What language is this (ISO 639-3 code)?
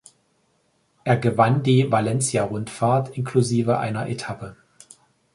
deu